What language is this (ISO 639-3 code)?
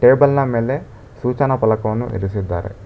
kan